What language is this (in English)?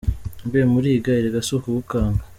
Kinyarwanda